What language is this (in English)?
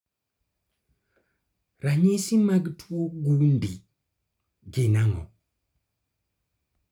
Luo (Kenya and Tanzania)